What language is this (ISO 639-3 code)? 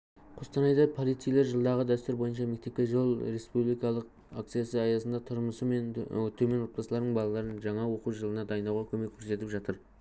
kaz